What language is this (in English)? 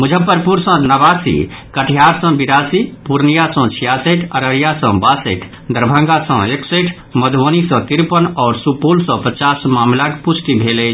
Maithili